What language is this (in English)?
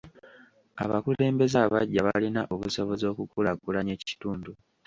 Ganda